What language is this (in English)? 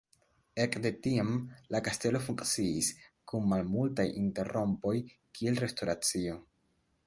Esperanto